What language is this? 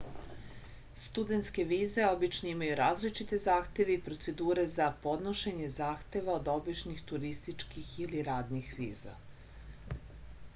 Serbian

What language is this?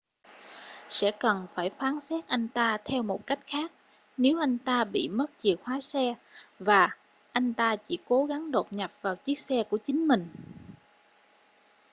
Vietnamese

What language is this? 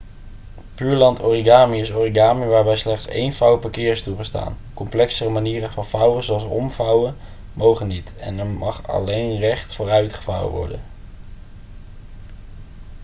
Dutch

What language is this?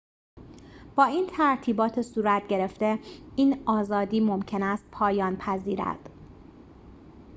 Persian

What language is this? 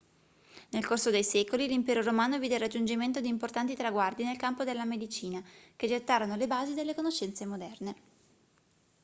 Italian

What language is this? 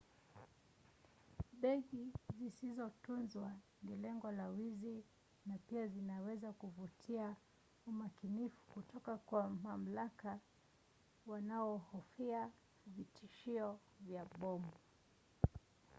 Swahili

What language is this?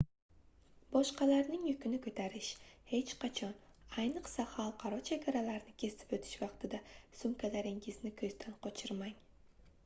Uzbek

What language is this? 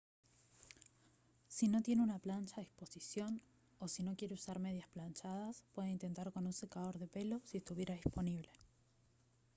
Spanish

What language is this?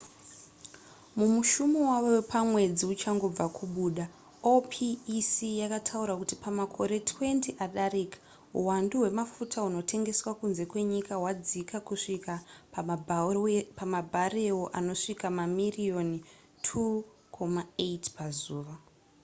Shona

